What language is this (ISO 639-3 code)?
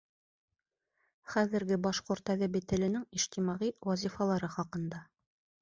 bak